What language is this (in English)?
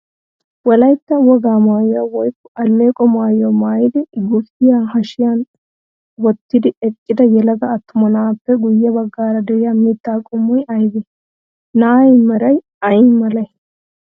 Wolaytta